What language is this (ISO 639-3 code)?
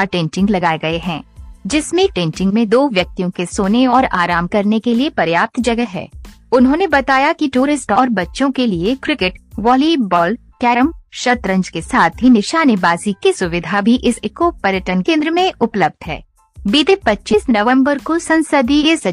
hin